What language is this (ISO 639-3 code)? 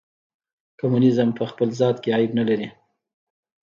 pus